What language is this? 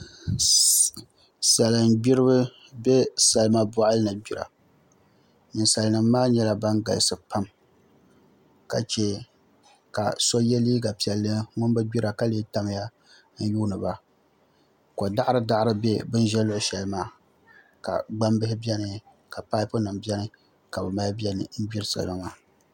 Dagbani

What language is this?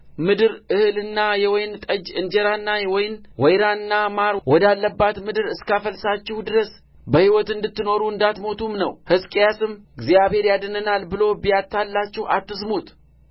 Amharic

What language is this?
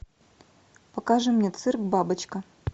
Russian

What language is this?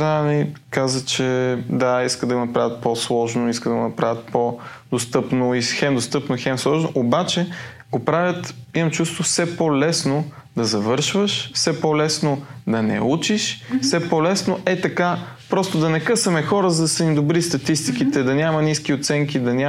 Bulgarian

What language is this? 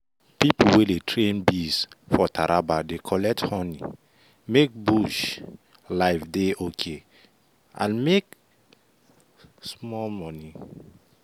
Nigerian Pidgin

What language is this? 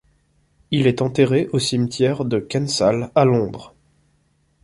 French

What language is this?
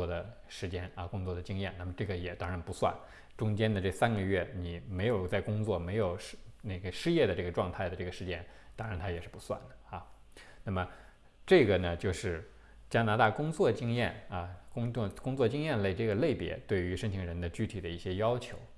Chinese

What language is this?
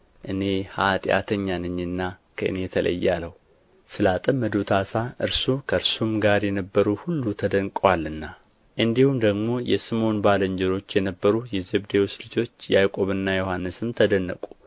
Amharic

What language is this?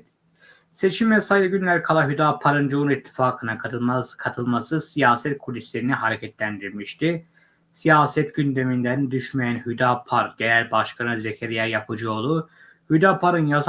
Turkish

